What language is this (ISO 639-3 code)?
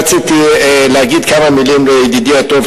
heb